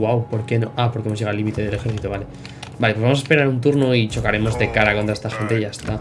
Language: Spanish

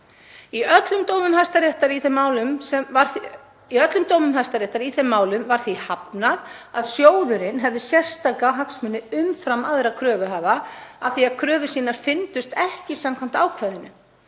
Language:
Icelandic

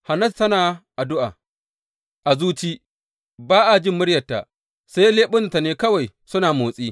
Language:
Hausa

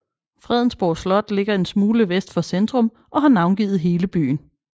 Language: Danish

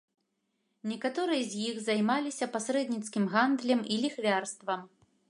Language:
Belarusian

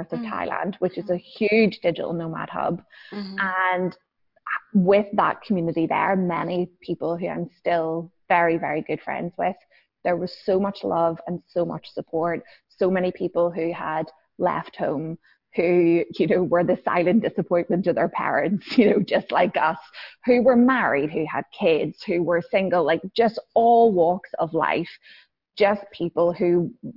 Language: English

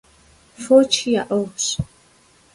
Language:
Kabardian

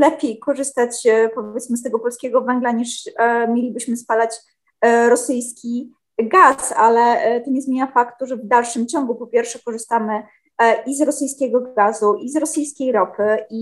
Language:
Polish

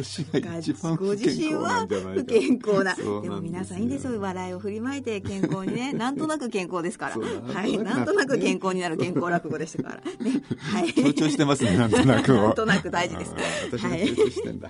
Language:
Japanese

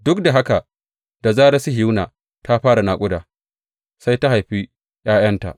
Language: Hausa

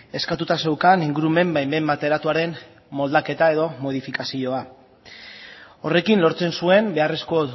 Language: Basque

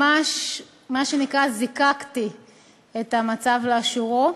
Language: Hebrew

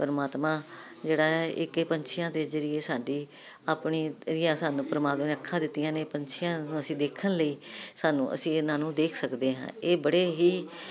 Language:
Punjabi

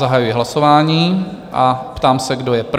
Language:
Czech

